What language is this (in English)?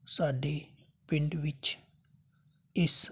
Punjabi